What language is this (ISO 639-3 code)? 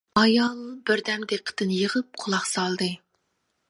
uig